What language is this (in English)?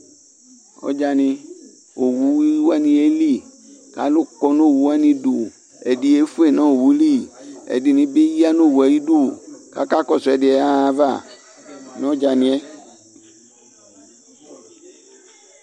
Ikposo